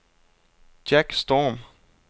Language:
Danish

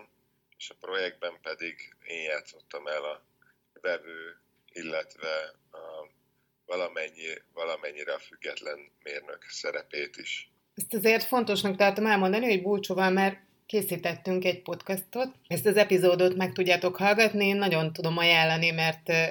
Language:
Hungarian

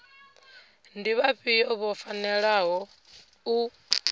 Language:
Venda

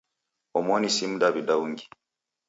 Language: Taita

